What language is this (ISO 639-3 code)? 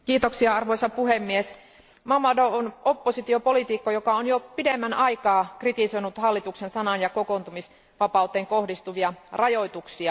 fin